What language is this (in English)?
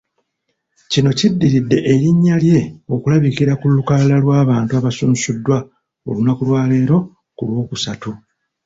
Ganda